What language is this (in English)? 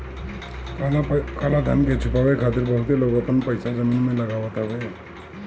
Bhojpuri